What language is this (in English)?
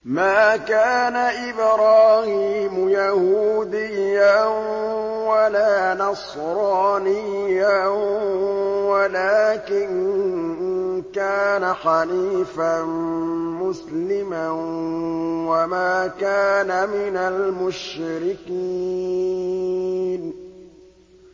Arabic